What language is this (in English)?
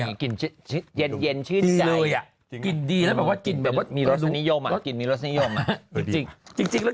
Thai